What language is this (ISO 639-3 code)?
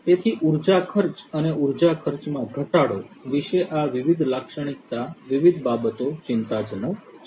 guj